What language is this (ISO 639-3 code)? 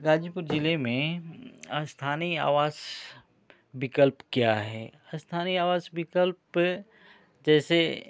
hin